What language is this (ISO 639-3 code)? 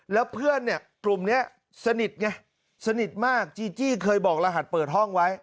tha